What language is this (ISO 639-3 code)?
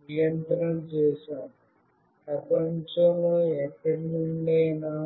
tel